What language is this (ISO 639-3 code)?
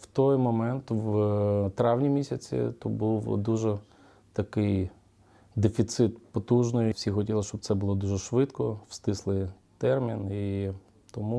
ukr